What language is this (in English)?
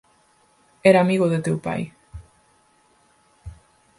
Galician